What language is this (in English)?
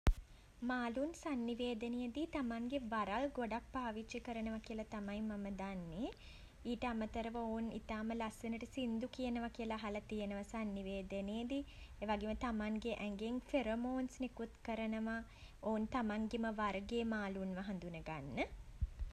Sinhala